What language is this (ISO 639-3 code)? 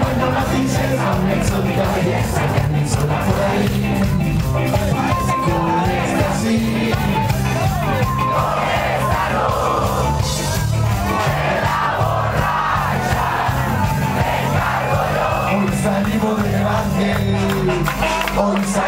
ara